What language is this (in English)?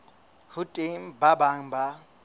Southern Sotho